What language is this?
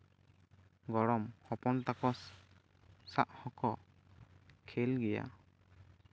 Santali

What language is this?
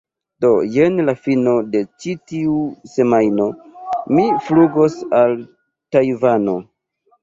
Esperanto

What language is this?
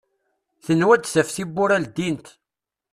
Kabyle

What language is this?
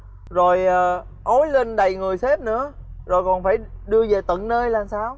Vietnamese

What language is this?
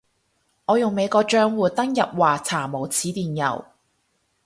Cantonese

